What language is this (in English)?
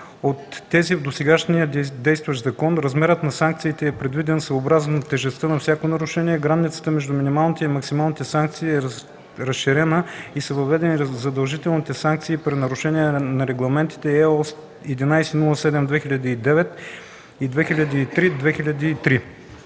Bulgarian